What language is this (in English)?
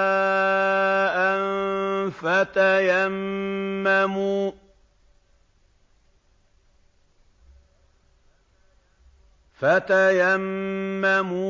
Arabic